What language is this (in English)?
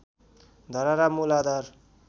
Nepali